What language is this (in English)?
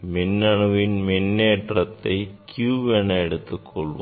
Tamil